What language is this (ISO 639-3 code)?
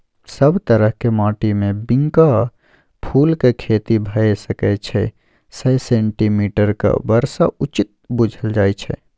mai